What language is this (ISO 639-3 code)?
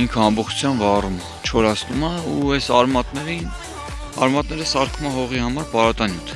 hye